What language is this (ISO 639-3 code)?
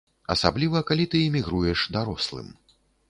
bel